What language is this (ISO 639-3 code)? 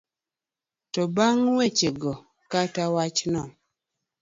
luo